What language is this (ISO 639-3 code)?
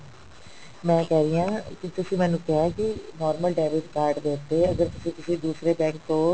pan